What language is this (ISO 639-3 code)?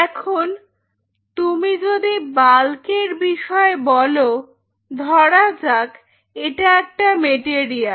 ben